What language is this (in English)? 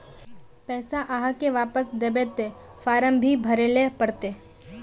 Magahi